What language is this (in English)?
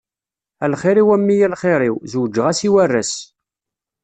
Kabyle